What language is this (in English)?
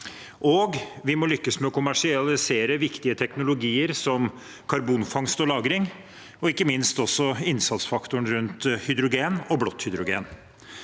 Norwegian